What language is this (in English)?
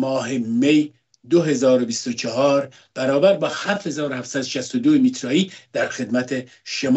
Persian